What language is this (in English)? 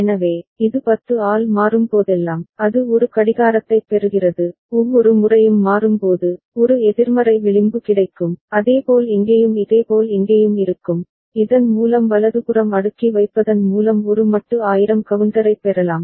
Tamil